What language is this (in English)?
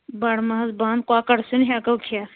Kashmiri